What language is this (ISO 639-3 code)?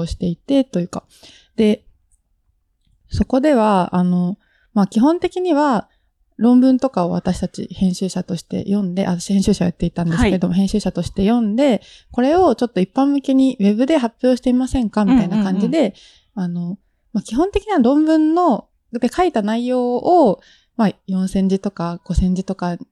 jpn